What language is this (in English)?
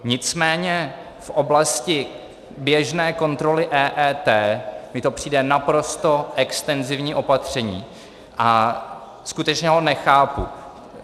Czech